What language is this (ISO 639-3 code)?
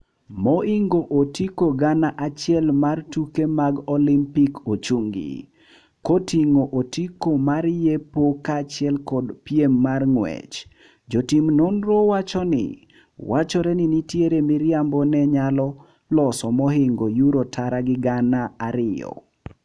luo